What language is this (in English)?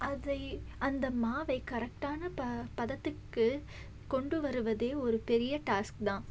Tamil